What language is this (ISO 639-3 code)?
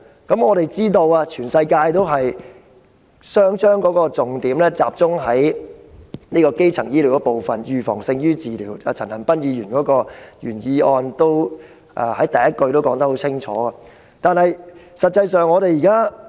yue